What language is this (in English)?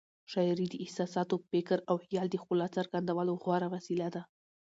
Pashto